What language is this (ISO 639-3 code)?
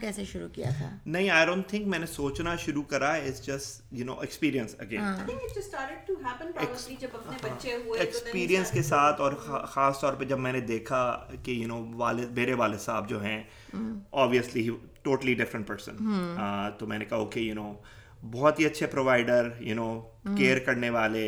urd